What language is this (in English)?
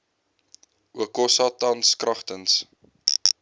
Afrikaans